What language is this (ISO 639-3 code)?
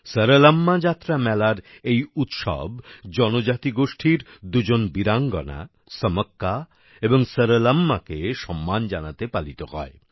ben